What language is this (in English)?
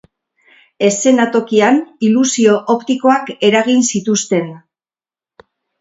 Basque